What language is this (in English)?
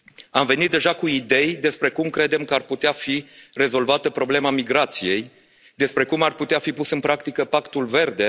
Romanian